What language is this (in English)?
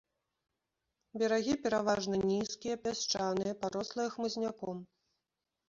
Belarusian